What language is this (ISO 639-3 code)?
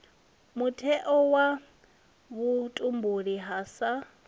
ven